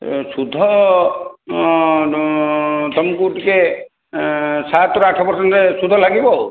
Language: Odia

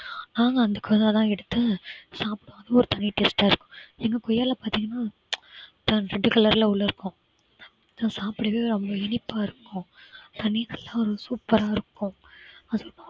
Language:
Tamil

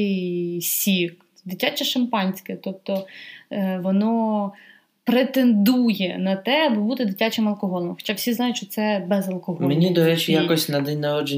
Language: Ukrainian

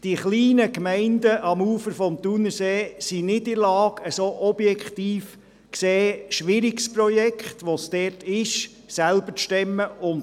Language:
Swiss German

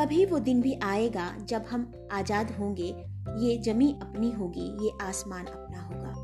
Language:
Hindi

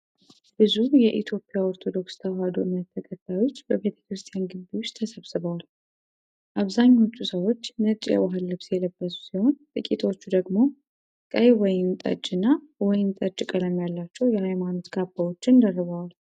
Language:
Amharic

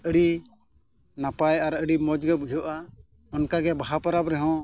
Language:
Santali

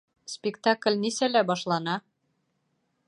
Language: Bashkir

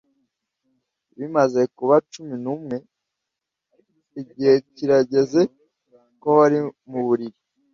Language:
Kinyarwanda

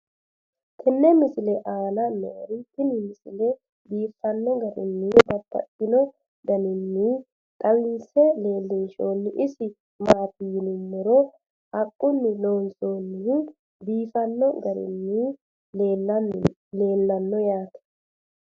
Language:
Sidamo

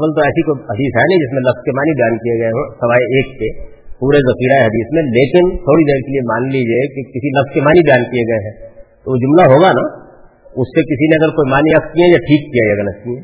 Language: Urdu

